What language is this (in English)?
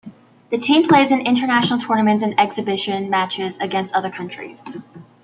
English